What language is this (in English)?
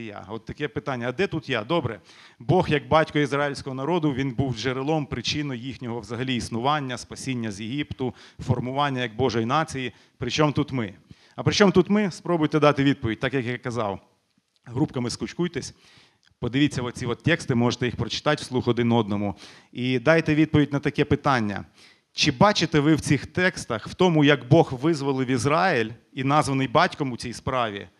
Ukrainian